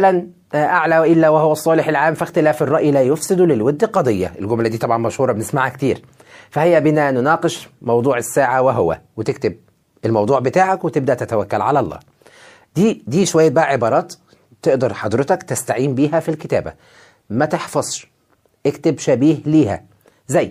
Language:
Arabic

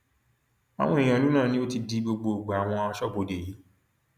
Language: Yoruba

